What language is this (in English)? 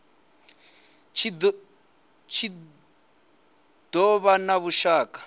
Venda